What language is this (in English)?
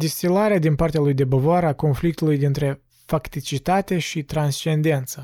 Romanian